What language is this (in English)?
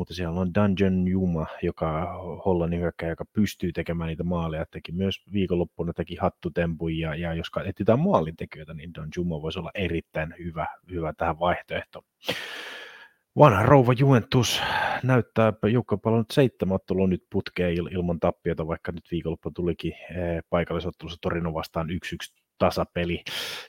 Finnish